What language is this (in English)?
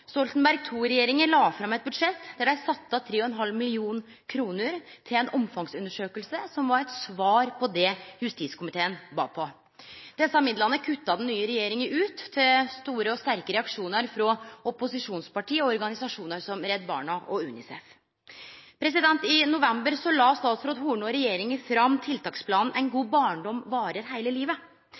Norwegian Nynorsk